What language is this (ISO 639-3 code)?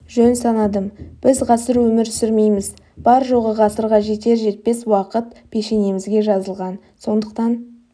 kaz